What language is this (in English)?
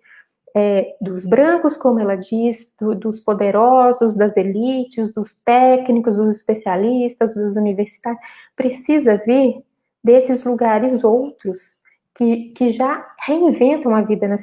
Portuguese